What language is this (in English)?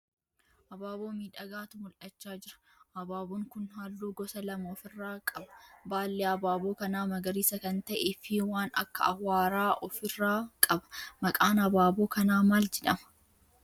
Oromo